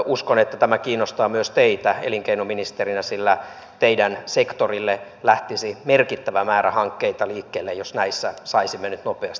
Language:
Finnish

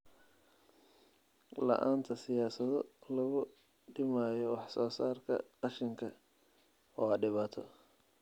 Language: Somali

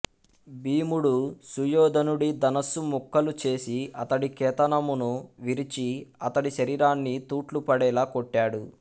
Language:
Telugu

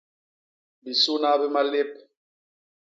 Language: Basaa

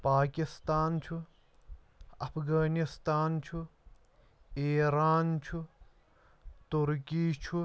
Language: Kashmiri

